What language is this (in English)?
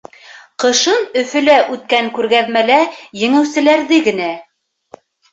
Bashkir